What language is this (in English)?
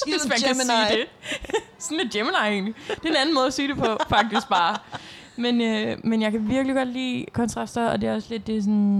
Danish